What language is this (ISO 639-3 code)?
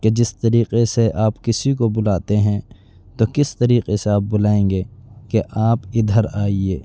urd